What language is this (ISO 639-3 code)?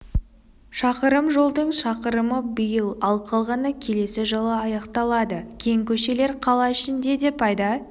kaz